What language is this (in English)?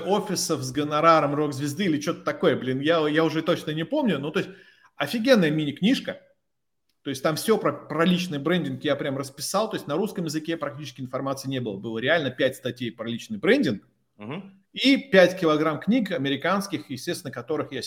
Russian